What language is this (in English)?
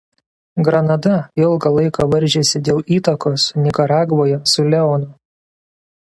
Lithuanian